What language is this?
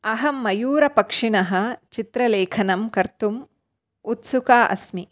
Sanskrit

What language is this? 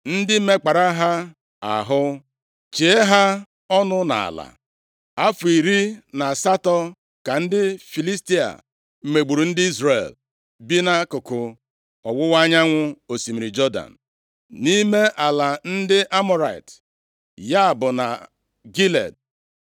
Igbo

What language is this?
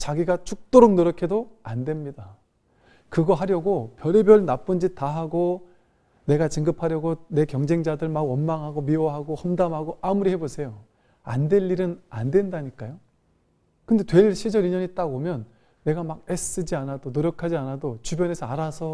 Korean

